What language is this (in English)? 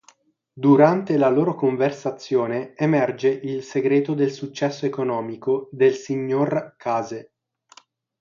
Italian